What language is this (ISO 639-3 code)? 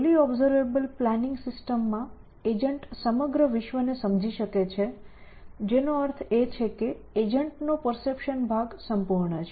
guj